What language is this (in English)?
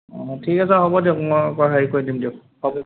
Assamese